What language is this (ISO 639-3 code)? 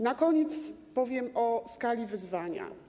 pol